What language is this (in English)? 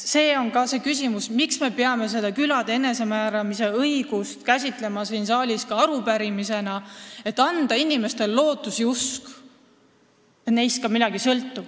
Estonian